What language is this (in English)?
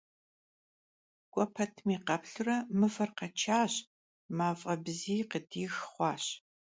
Kabardian